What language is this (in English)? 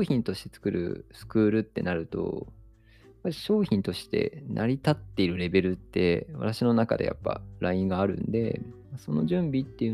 Japanese